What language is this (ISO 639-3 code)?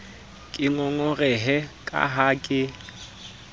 sot